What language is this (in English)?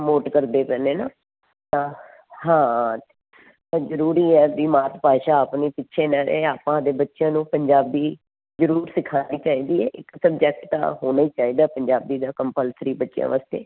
Punjabi